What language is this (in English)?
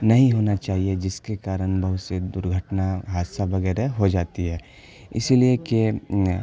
Urdu